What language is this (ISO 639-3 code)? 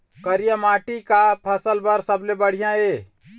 hne